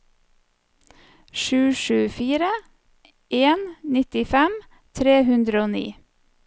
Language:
Norwegian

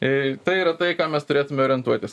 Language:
Lithuanian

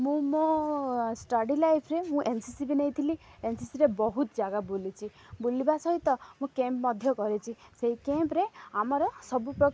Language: Odia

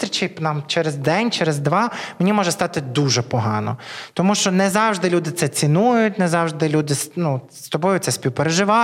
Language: Ukrainian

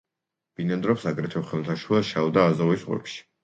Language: Georgian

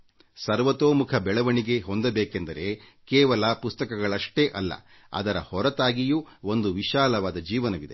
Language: Kannada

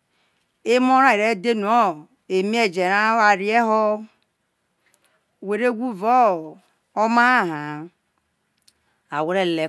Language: Isoko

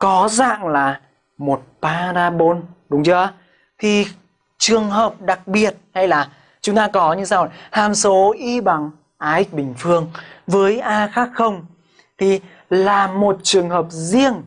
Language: Vietnamese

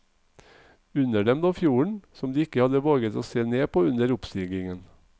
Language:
Norwegian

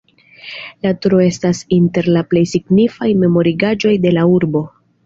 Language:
Esperanto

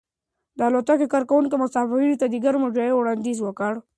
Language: Pashto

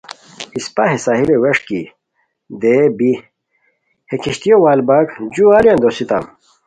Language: Khowar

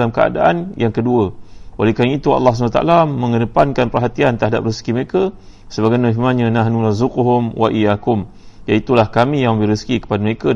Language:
Malay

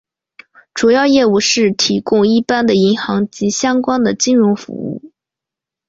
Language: Chinese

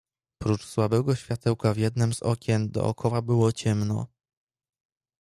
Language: Polish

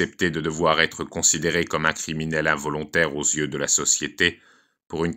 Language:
French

